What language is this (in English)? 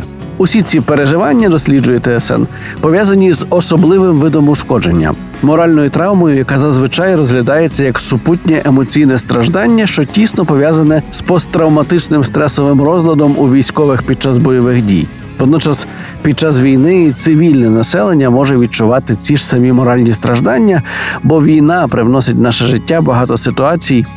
Ukrainian